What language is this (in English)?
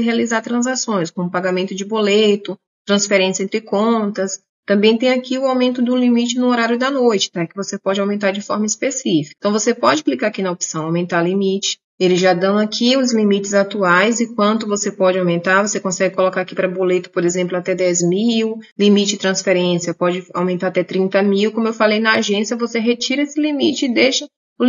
Portuguese